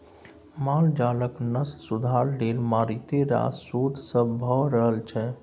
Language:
Maithili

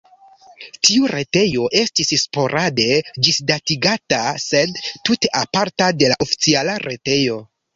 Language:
Esperanto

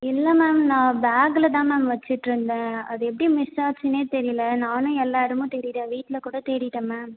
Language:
Tamil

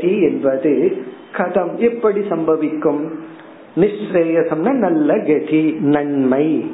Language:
Tamil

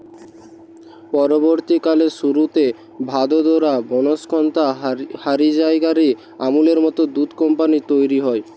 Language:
Bangla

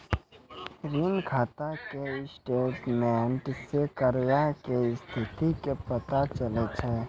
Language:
Maithili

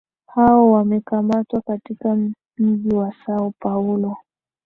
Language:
Swahili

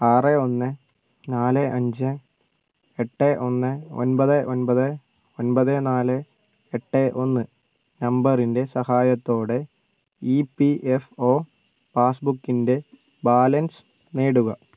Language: Malayalam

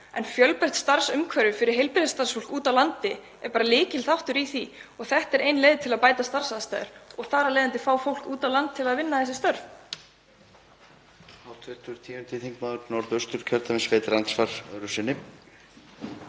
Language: Icelandic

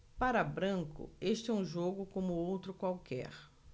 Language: Portuguese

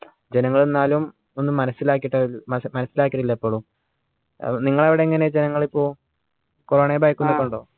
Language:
Malayalam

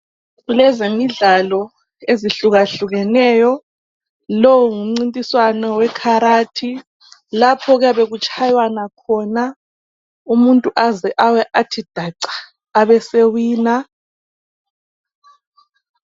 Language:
North Ndebele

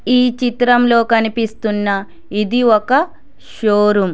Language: Telugu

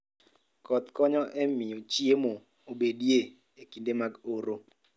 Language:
Luo (Kenya and Tanzania)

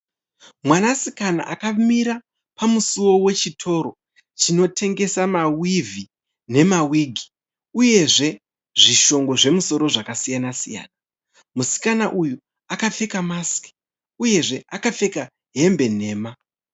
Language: Shona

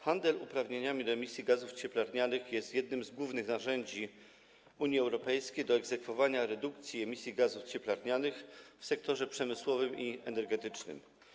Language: Polish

